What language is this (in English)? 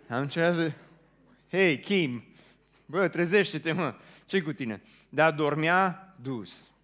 Romanian